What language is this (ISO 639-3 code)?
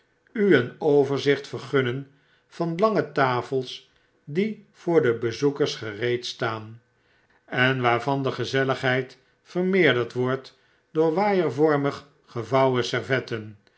nld